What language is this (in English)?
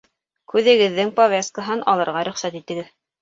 Bashkir